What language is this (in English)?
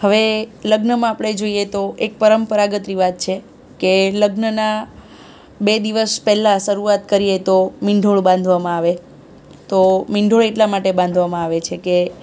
Gujarati